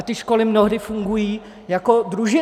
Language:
Czech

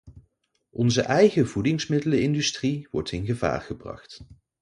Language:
Dutch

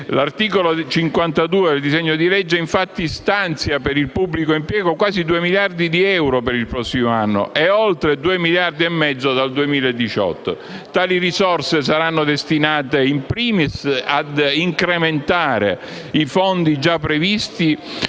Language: Italian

